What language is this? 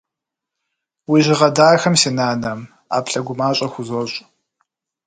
Kabardian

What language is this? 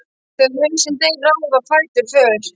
Icelandic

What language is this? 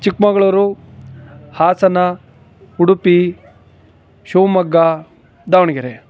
Kannada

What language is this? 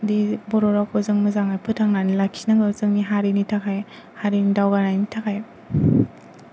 Bodo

